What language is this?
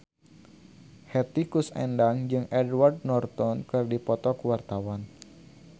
Sundanese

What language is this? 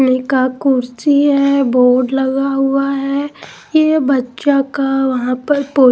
Hindi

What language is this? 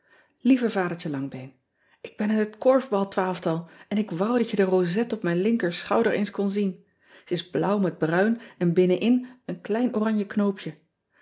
Dutch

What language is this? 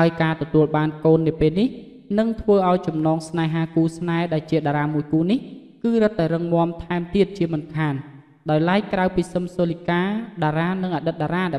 Vietnamese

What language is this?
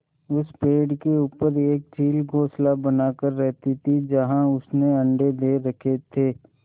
Hindi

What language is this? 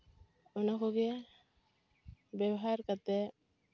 Santali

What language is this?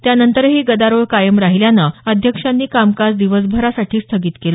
Marathi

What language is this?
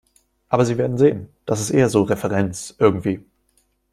German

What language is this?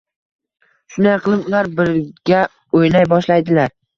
Uzbek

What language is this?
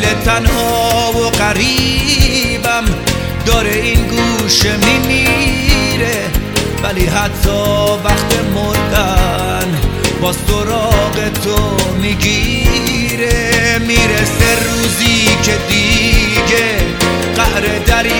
Persian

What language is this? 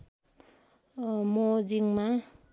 Nepali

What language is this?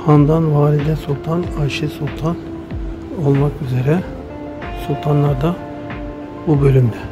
Turkish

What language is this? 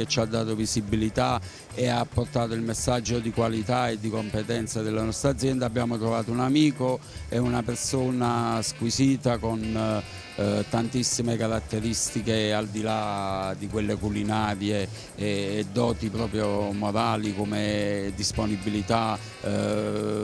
Italian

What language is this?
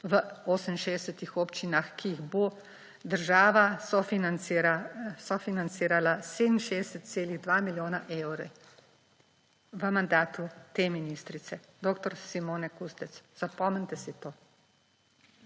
Slovenian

